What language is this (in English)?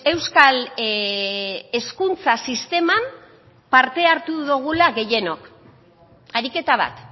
Basque